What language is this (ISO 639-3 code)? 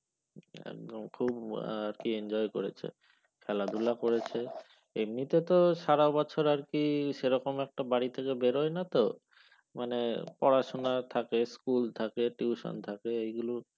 ben